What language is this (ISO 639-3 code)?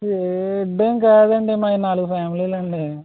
tel